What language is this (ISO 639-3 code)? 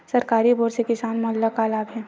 hne